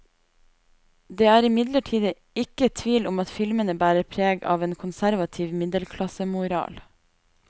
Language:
Norwegian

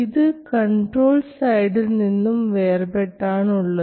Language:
Malayalam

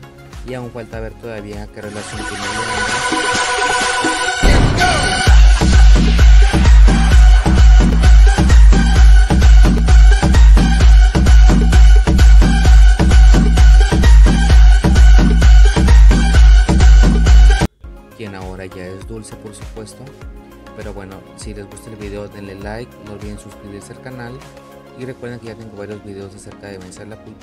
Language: Spanish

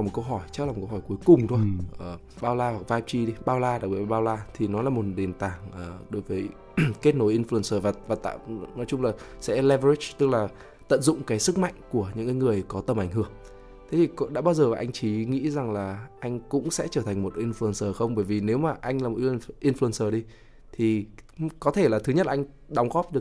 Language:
Vietnamese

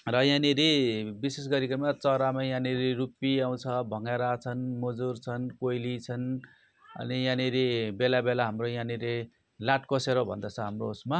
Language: Nepali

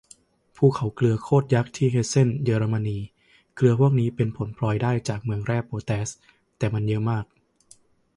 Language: Thai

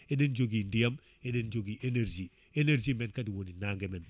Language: Fula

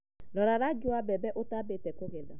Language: Kikuyu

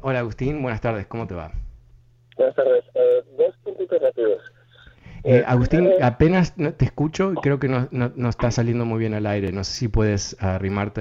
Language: Spanish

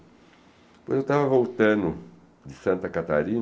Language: Portuguese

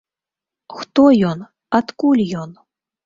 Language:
Belarusian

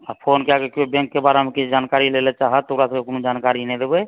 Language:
Maithili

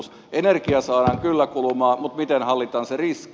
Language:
Finnish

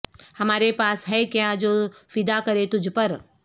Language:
Urdu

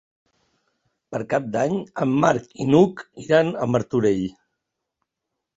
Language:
Catalan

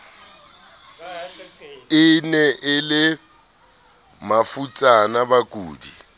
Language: Southern Sotho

